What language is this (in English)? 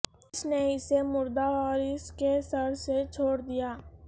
Urdu